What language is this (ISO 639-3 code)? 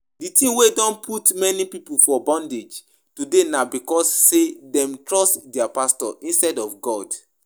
pcm